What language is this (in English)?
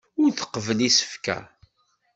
Kabyle